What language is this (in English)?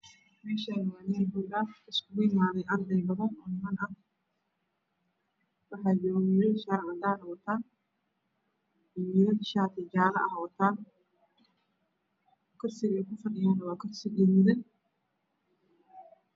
Somali